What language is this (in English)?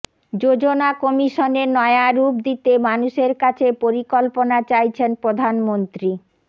Bangla